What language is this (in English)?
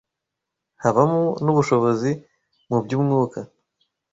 Kinyarwanda